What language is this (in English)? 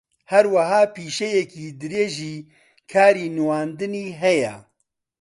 Central Kurdish